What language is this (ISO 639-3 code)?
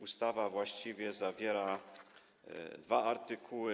pol